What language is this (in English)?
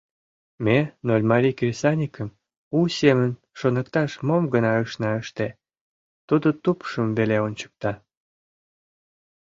Mari